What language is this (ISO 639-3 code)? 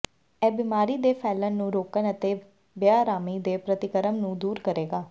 pan